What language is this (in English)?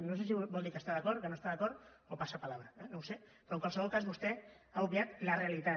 Catalan